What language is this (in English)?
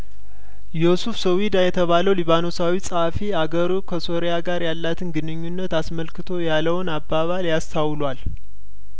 Amharic